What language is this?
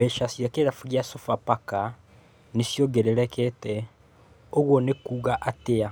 Kikuyu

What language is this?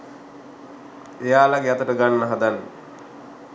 Sinhala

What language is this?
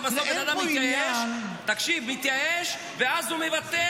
Hebrew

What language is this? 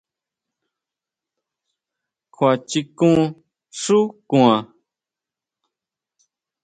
Huautla Mazatec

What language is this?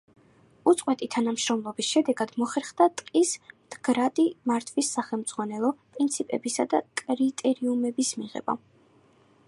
Georgian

